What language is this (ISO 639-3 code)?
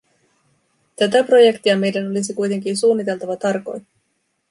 fin